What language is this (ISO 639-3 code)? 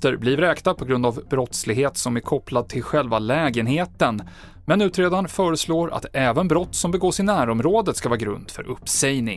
swe